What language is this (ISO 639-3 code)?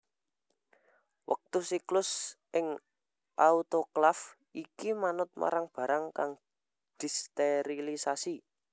jav